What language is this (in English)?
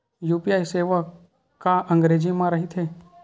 Chhattisgarhi